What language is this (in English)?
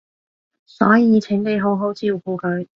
Cantonese